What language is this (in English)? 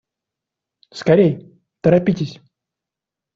Russian